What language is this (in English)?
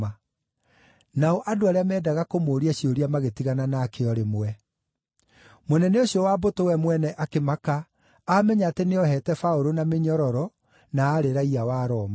Kikuyu